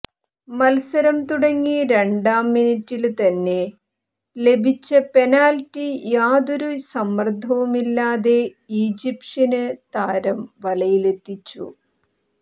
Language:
Malayalam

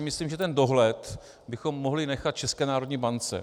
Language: Czech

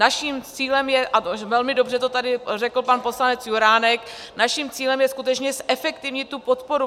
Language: Czech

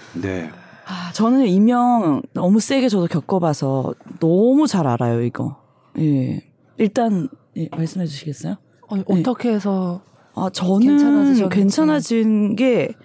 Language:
Korean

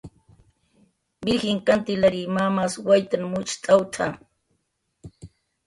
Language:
Jaqaru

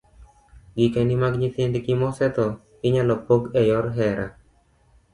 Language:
Luo (Kenya and Tanzania)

